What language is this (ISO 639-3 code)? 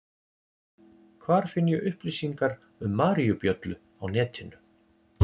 isl